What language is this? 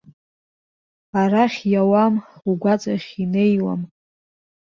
Abkhazian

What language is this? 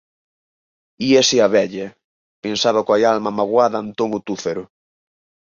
Galician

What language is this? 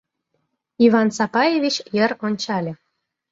Mari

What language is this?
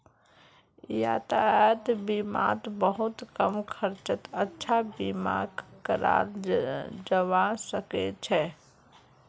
Magahi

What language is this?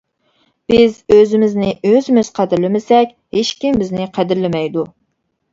Uyghur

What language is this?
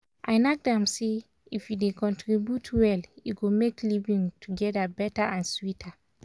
Nigerian Pidgin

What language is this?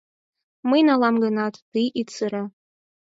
Mari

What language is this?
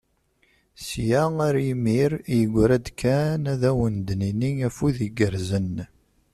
Kabyle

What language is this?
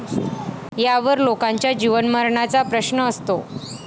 Marathi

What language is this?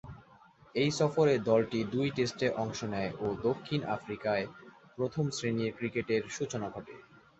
Bangla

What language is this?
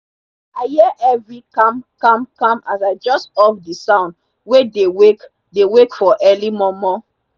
Nigerian Pidgin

